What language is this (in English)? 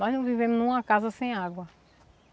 Portuguese